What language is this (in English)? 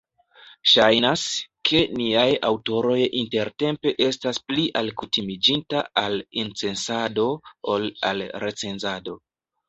Esperanto